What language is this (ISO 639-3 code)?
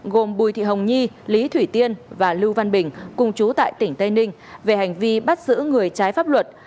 vie